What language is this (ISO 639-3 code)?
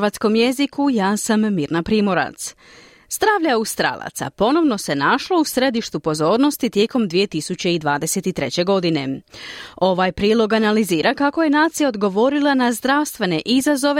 hrv